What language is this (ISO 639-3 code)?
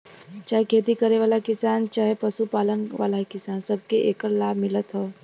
bho